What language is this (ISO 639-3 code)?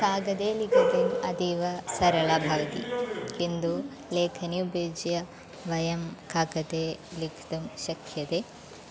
san